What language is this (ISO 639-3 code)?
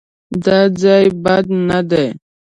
pus